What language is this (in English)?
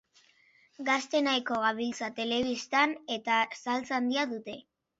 Basque